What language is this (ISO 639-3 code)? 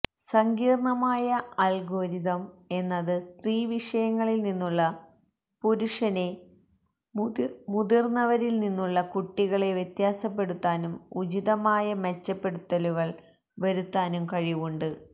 mal